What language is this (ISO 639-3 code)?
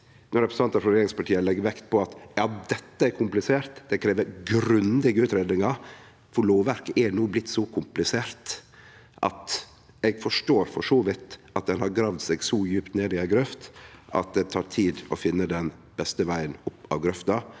nor